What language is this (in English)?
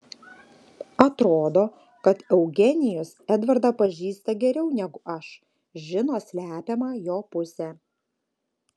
Lithuanian